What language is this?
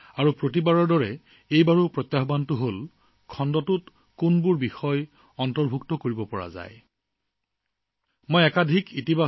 Assamese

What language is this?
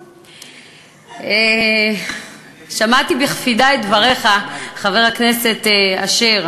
Hebrew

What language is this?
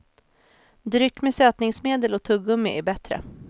Swedish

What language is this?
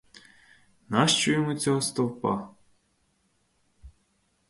Ukrainian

